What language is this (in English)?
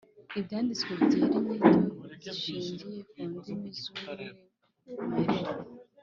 Kinyarwanda